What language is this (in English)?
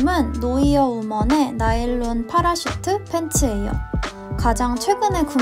Korean